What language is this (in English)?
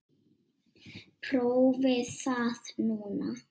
Icelandic